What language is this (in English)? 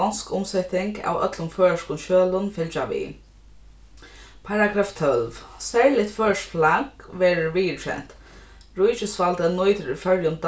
Faroese